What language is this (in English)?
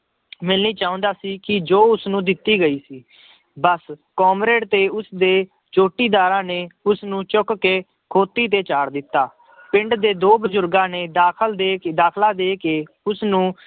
Punjabi